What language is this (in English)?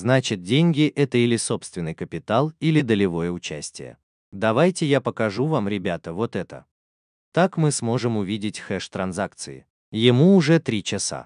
Russian